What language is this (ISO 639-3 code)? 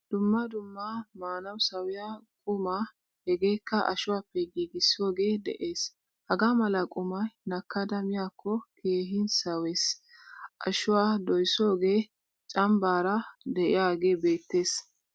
wal